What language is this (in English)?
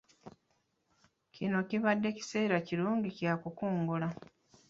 Ganda